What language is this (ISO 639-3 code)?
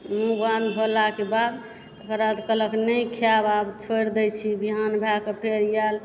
mai